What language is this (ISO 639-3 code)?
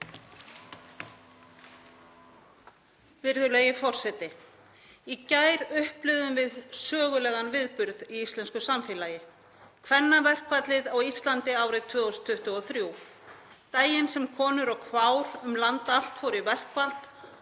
isl